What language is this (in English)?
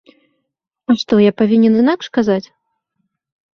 Belarusian